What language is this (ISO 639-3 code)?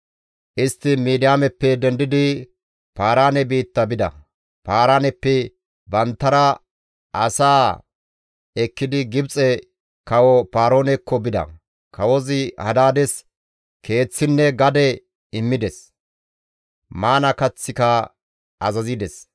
gmv